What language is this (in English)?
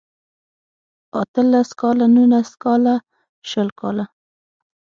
Pashto